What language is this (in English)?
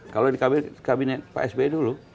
Indonesian